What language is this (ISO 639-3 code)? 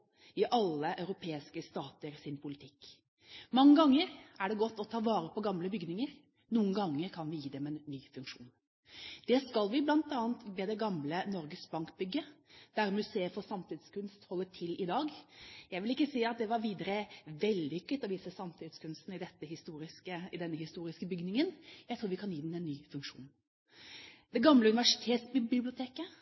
nob